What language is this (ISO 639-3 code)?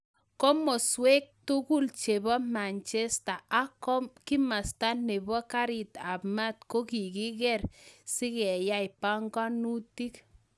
kln